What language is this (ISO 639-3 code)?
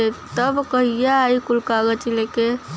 bho